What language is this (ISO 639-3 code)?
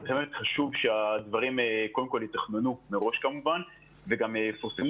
heb